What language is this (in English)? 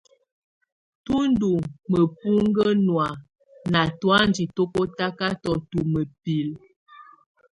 Tunen